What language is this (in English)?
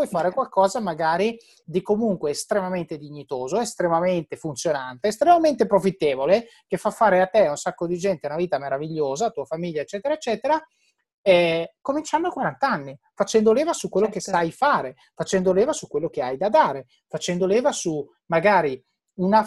Italian